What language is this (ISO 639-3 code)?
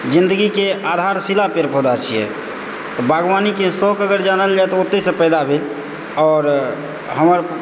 mai